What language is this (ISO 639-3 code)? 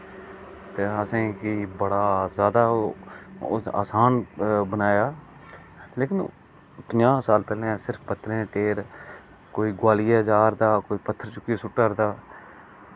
doi